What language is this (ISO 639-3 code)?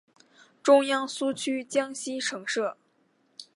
zho